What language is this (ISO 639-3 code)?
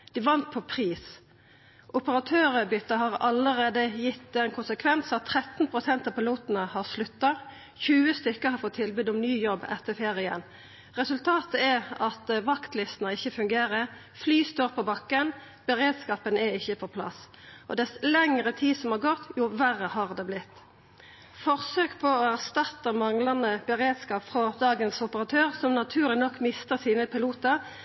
nno